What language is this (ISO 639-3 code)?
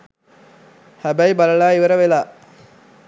sin